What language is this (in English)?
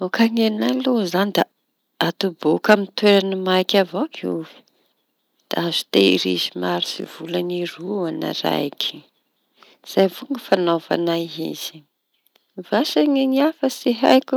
Tanosy Malagasy